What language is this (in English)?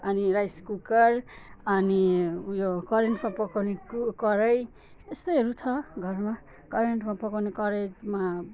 Nepali